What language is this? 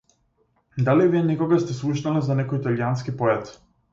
Macedonian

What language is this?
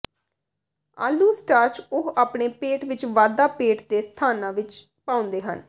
Punjabi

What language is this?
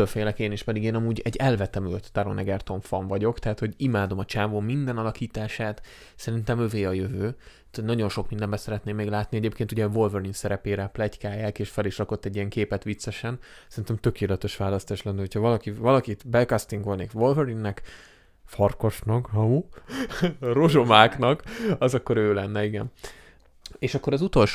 Hungarian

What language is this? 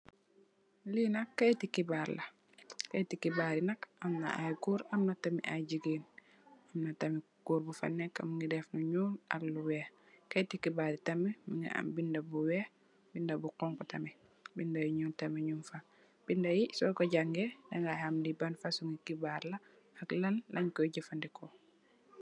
Wolof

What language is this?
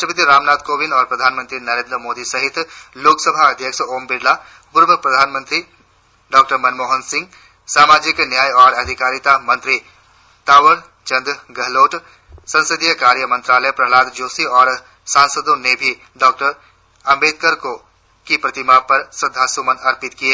Hindi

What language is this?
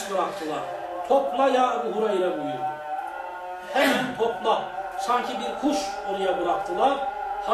Turkish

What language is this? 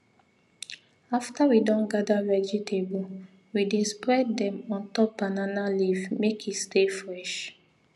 Nigerian Pidgin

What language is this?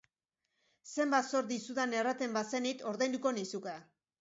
Basque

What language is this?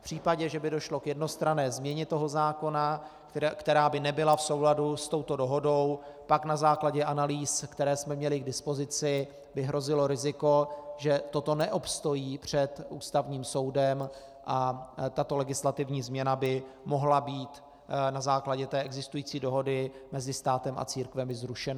Czech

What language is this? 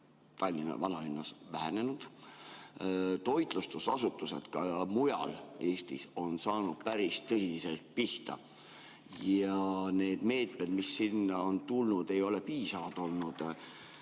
Estonian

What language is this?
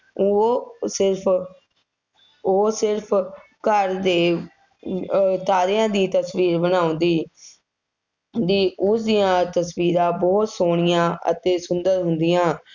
Punjabi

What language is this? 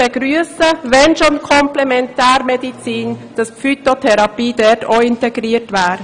Swiss German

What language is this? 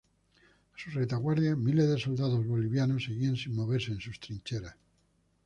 Spanish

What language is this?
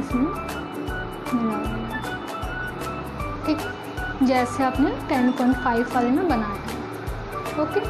Hindi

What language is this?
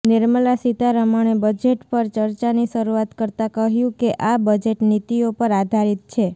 Gujarati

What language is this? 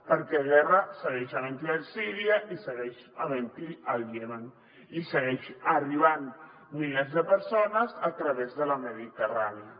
Catalan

